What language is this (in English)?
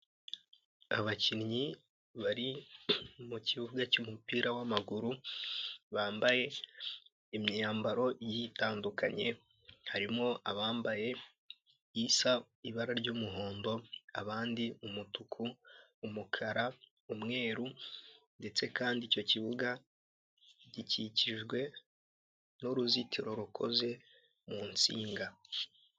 Kinyarwanda